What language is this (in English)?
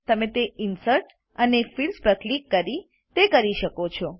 Gujarati